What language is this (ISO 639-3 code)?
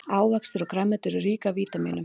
isl